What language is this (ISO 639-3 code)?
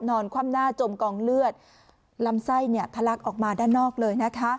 tha